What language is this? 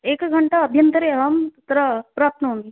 Sanskrit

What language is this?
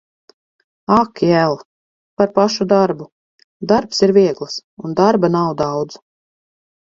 Latvian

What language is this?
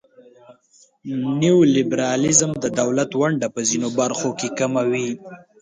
Pashto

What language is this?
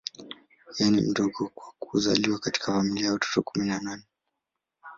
Swahili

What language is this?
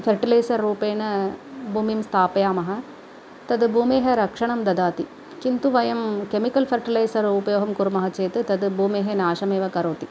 Sanskrit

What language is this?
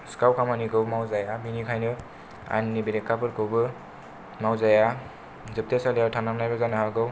Bodo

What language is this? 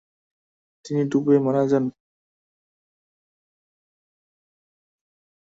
Bangla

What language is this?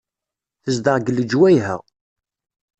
Kabyle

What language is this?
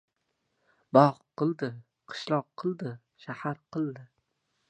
Uzbek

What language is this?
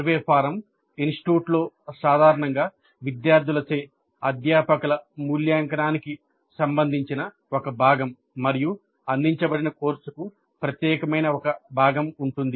Telugu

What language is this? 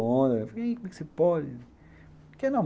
Portuguese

